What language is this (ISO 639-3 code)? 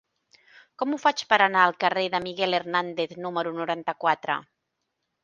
cat